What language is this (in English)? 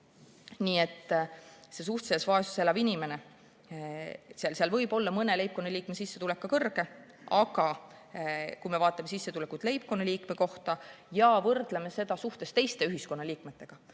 Estonian